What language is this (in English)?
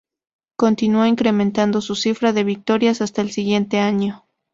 Spanish